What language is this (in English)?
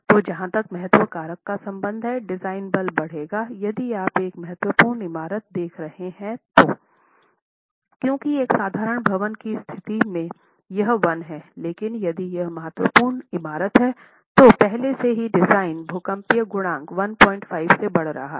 Hindi